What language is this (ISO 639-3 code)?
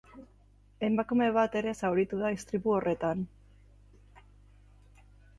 eus